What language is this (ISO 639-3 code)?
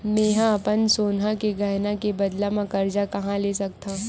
hne